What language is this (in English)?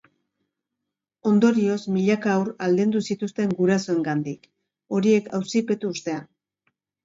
Basque